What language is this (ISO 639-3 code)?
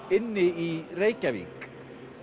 isl